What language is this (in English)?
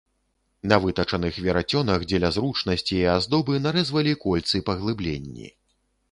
Belarusian